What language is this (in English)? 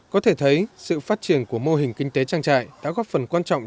Vietnamese